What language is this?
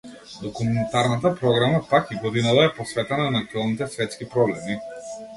Macedonian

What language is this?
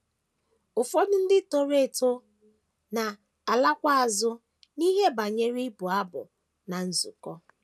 Igbo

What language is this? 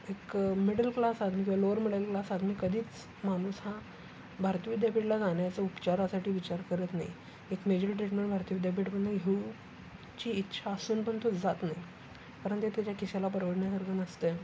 Marathi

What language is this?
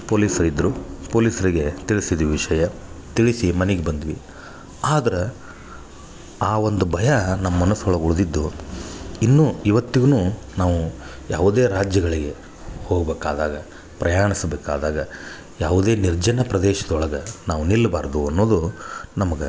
Kannada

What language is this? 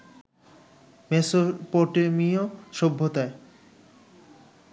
Bangla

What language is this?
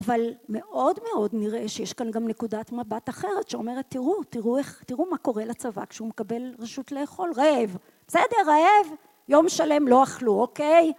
Hebrew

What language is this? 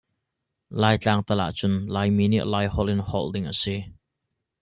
Hakha Chin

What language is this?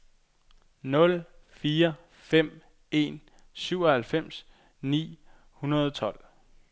Danish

